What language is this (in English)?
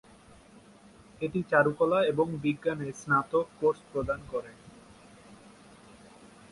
Bangla